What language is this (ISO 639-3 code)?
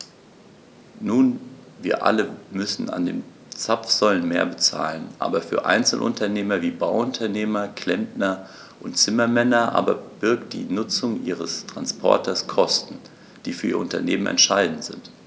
deu